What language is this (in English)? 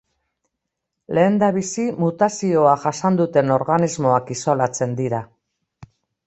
Basque